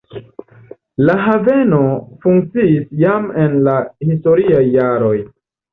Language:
Esperanto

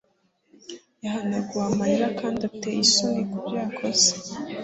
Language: Kinyarwanda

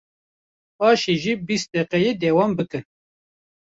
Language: Kurdish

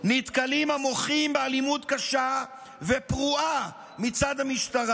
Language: Hebrew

